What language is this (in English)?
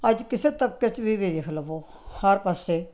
Punjabi